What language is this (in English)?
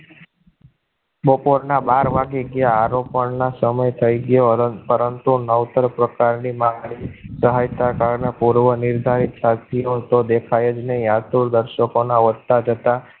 Gujarati